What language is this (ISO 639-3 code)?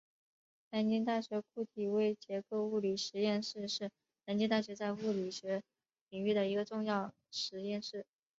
zho